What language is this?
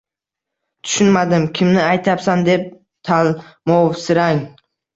Uzbek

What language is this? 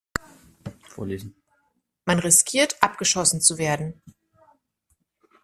German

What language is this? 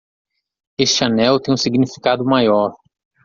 Portuguese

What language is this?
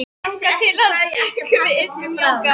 Icelandic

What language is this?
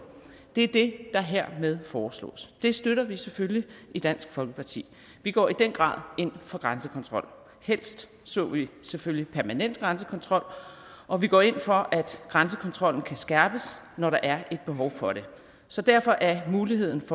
Danish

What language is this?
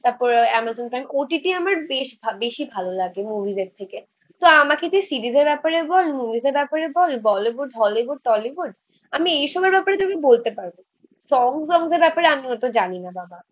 Bangla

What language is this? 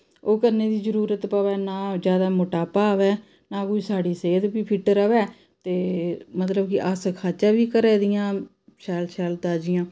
Dogri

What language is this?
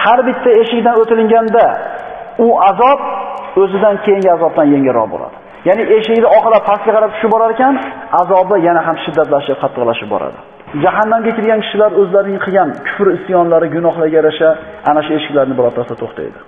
Turkish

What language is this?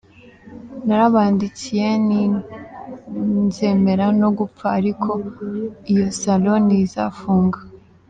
Kinyarwanda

